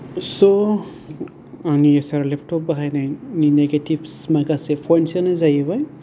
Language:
Bodo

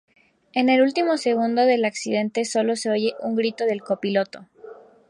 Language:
Spanish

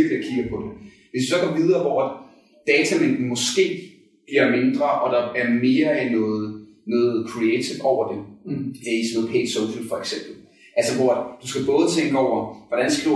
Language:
Danish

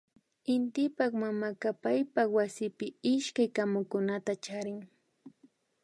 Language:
Imbabura Highland Quichua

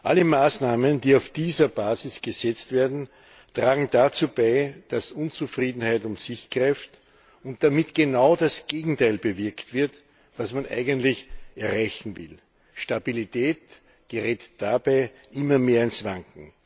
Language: German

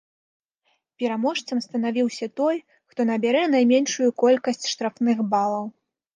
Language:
Belarusian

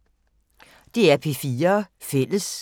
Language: Danish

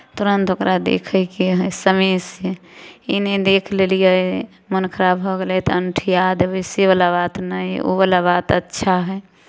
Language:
Maithili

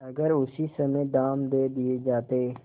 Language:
Hindi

